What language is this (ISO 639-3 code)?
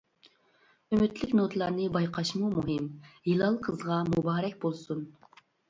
uig